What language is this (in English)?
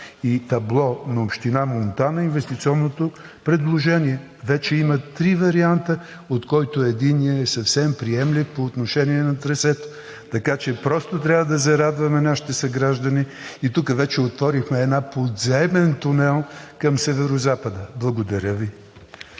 Bulgarian